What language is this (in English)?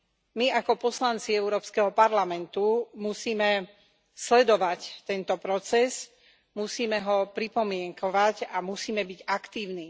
Slovak